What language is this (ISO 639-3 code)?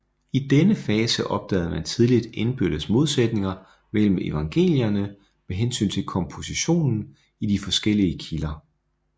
dan